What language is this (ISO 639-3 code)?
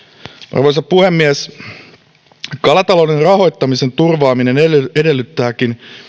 fin